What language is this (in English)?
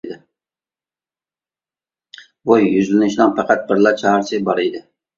Uyghur